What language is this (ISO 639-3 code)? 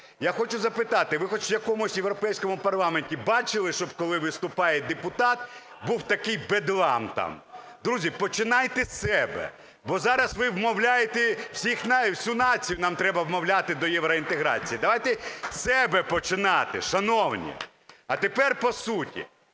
ukr